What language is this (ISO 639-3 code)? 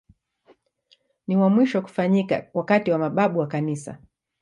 swa